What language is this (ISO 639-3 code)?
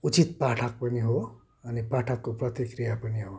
nep